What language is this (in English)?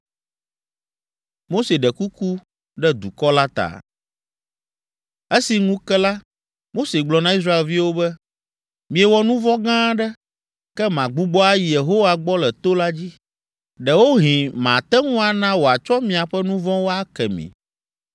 Ewe